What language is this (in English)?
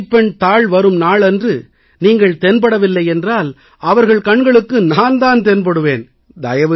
Tamil